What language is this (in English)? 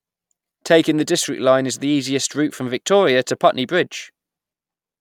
English